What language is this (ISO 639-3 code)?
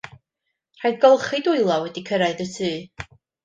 cym